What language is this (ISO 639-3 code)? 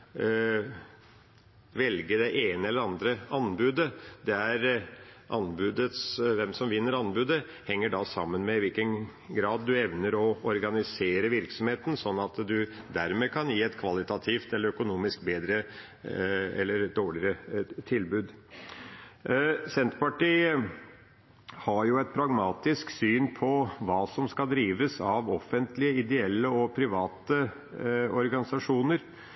nob